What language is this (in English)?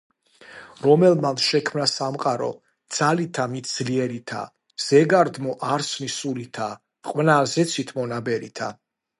Georgian